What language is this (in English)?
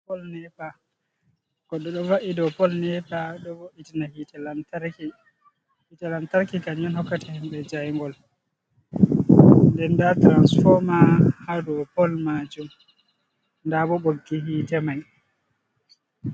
Fula